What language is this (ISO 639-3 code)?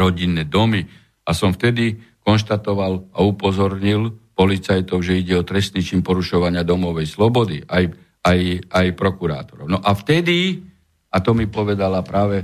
slk